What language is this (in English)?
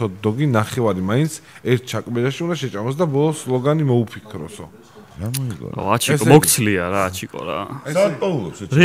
Romanian